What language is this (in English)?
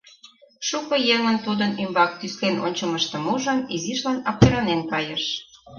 Mari